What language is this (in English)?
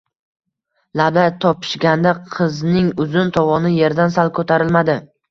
Uzbek